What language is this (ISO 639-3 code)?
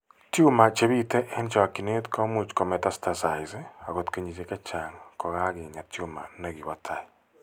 kln